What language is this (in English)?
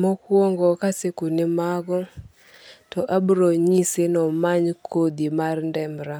Luo (Kenya and Tanzania)